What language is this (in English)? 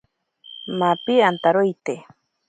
Ashéninka Perené